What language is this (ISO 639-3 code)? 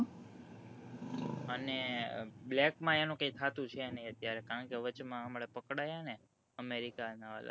guj